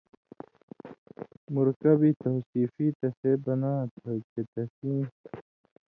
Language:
Indus Kohistani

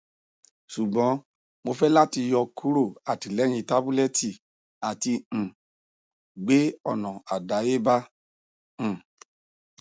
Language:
Yoruba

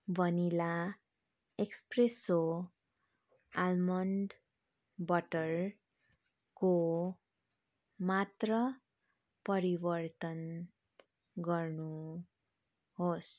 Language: Nepali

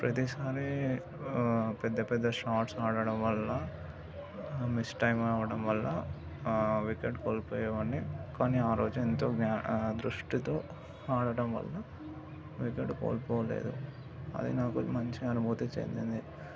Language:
Telugu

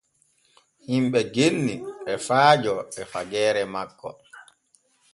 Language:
Borgu Fulfulde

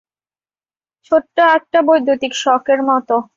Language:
Bangla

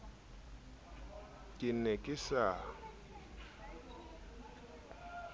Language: Southern Sotho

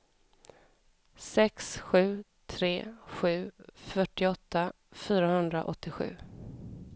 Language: Swedish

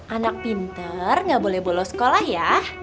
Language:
Indonesian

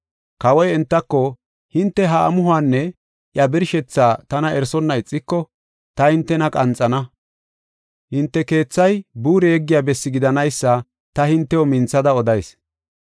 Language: Gofa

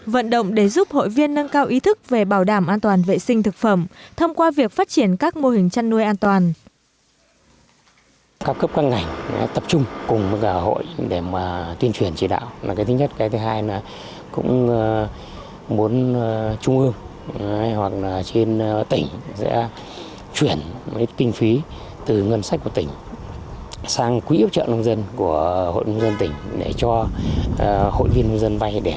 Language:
Vietnamese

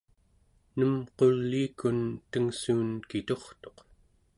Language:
Central Yupik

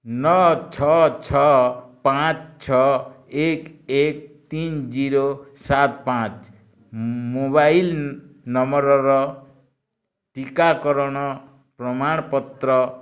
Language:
Odia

